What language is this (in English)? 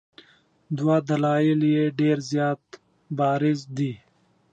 Pashto